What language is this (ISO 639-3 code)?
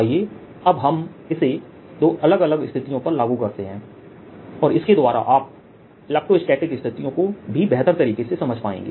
hin